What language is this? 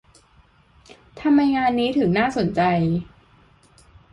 Thai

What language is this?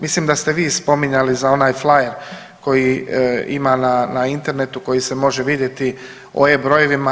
Croatian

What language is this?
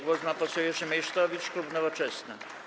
Polish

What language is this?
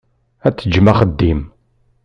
Kabyle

